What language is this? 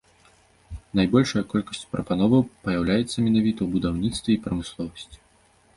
Belarusian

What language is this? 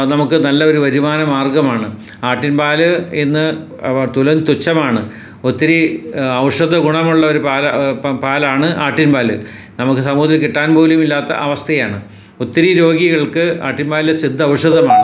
Malayalam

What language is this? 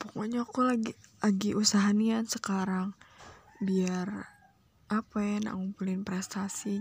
Indonesian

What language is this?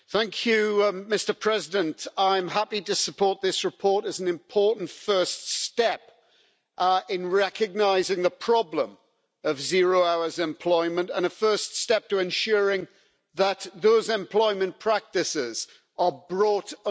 English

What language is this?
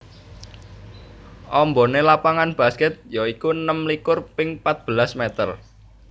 Javanese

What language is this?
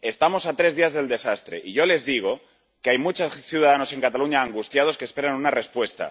Spanish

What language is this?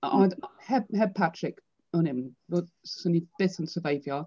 Welsh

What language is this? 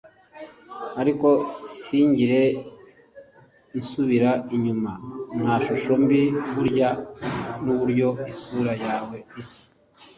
Kinyarwanda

